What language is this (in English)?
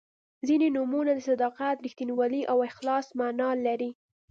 Pashto